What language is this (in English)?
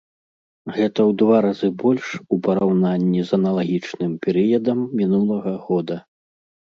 Belarusian